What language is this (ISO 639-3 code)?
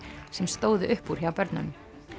isl